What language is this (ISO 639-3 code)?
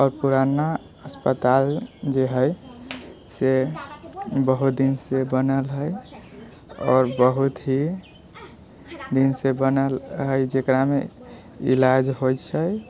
mai